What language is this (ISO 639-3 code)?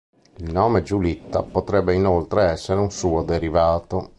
ita